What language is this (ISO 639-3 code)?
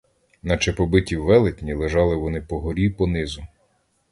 ukr